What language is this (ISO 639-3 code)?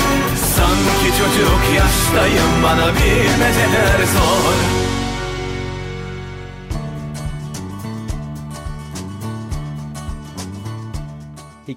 tur